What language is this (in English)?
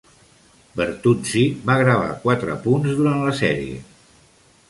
Catalan